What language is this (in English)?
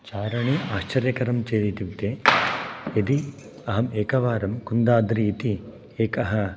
Sanskrit